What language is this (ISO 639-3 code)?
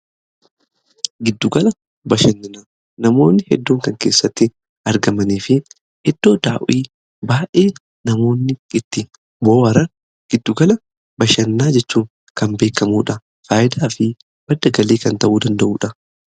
orm